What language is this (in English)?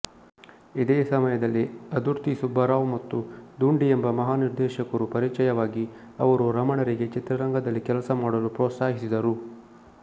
Kannada